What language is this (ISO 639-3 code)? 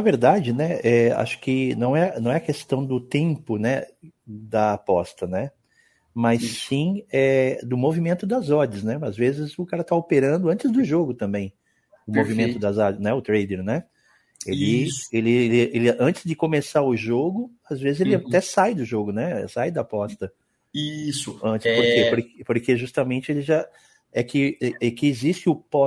por